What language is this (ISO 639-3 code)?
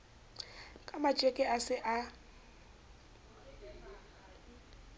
sot